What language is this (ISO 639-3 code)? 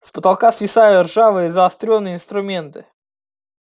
rus